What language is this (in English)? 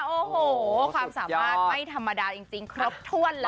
Thai